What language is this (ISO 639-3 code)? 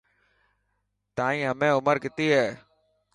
mki